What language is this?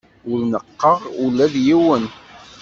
Kabyle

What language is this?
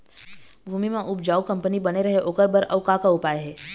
Chhattisgarhi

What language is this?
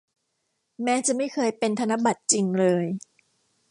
Thai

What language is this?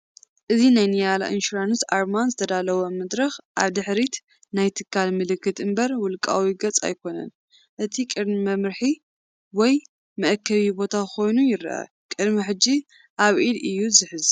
Tigrinya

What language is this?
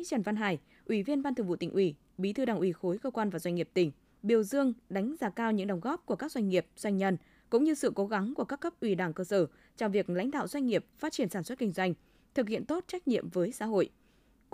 Vietnamese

